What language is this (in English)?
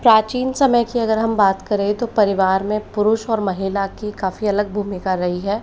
Hindi